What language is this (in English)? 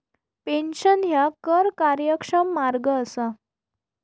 Marathi